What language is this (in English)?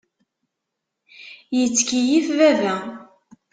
Kabyle